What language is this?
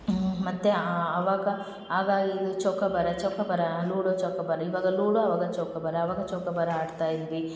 Kannada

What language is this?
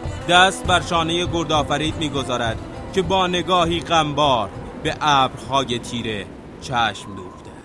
Persian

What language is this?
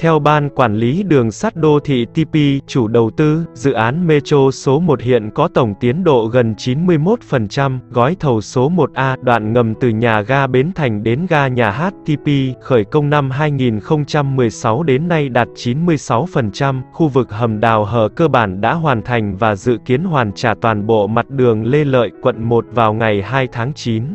Vietnamese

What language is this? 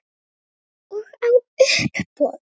Icelandic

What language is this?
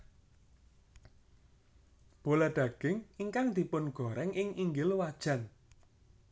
Javanese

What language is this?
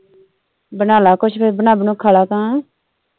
Punjabi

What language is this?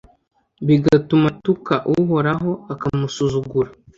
Kinyarwanda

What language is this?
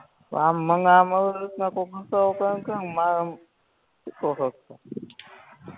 Gujarati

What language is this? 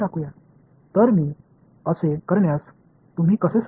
Tamil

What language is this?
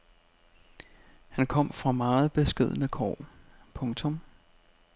Danish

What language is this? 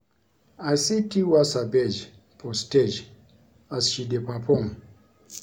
Nigerian Pidgin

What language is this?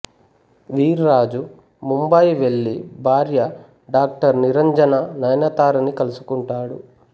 Telugu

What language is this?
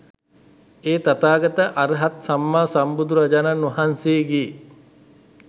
Sinhala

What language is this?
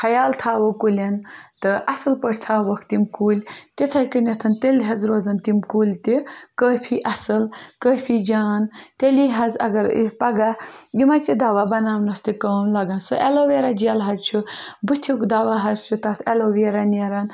Kashmiri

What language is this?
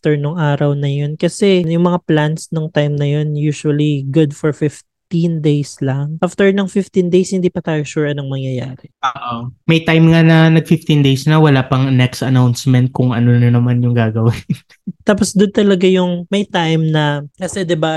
Filipino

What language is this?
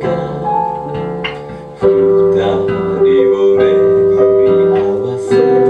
Vietnamese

